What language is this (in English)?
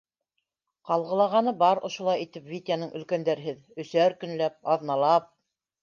Bashkir